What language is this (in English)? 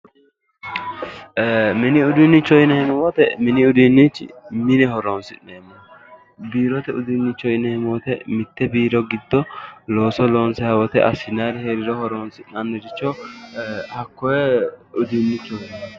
Sidamo